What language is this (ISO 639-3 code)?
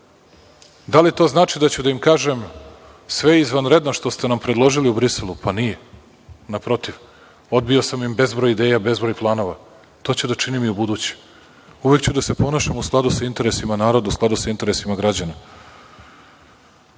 srp